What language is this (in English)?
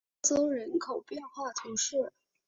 Chinese